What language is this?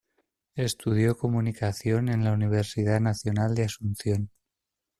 Spanish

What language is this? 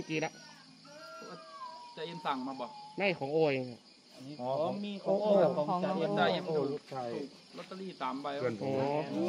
Thai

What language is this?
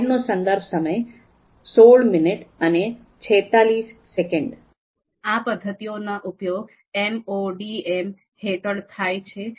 Gujarati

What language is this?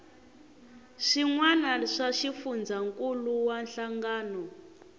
Tsonga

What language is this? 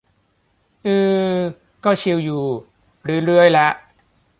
Thai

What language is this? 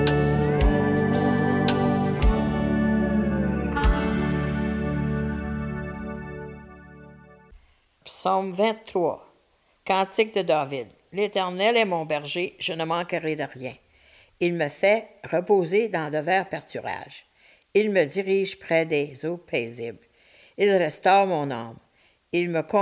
French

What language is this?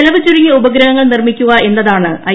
Malayalam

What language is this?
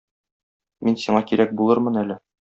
Tatar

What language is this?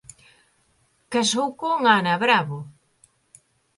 Galician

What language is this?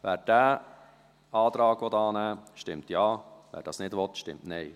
Swiss German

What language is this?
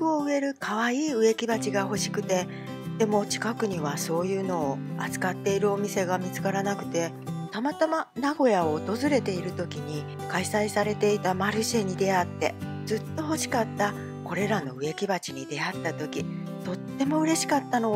Japanese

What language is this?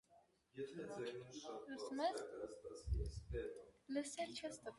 Armenian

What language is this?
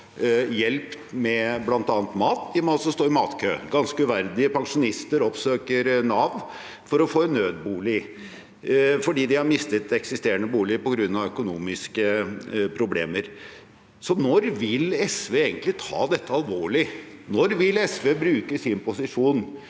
Norwegian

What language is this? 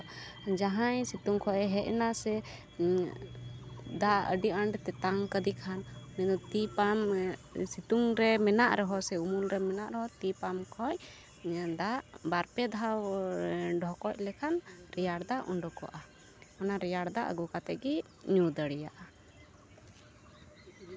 Santali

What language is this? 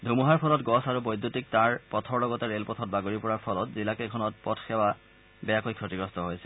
Assamese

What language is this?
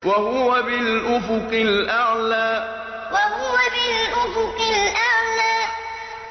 Arabic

